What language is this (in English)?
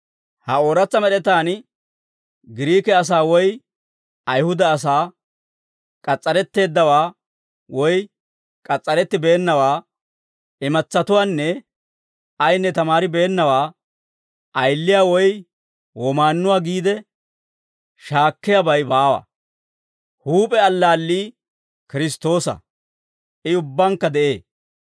Dawro